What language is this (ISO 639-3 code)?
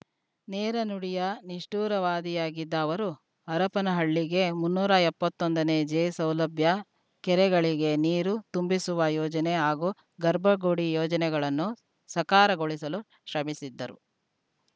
kan